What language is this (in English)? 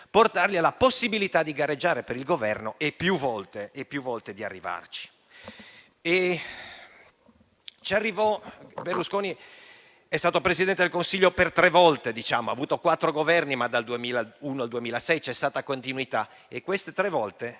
Italian